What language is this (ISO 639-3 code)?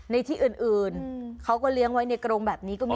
tha